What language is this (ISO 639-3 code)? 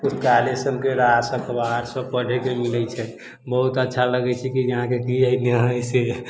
mai